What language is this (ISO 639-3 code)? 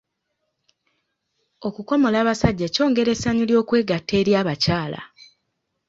lug